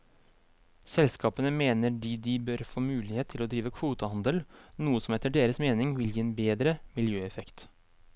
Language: Norwegian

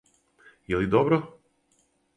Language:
Serbian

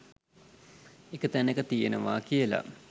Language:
Sinhala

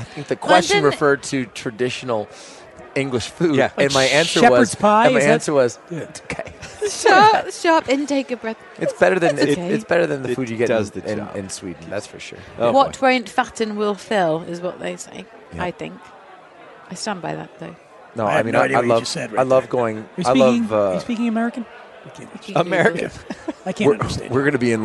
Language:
English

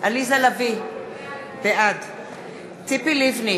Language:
Hebrew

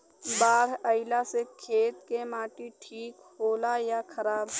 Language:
Bhojpuri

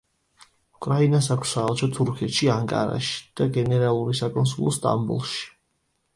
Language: Georgian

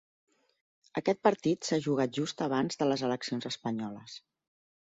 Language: Catalan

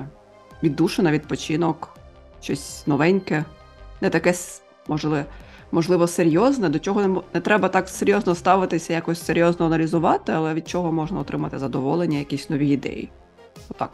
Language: Ukrainian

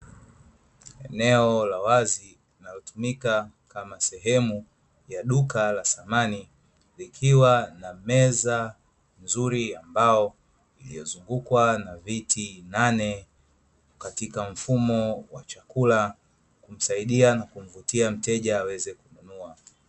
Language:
Swahili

